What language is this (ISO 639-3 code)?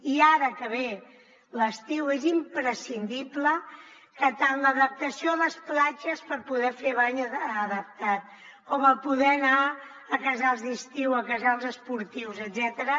cat